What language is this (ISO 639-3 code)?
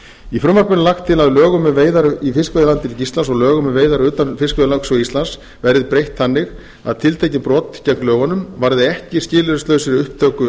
isl